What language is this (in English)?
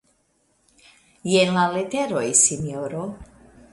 Esperanto